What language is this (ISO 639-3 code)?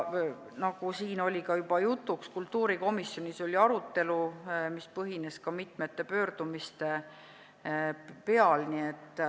est